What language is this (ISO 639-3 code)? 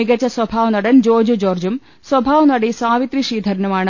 mal